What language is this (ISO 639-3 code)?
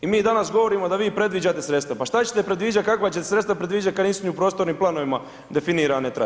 hrv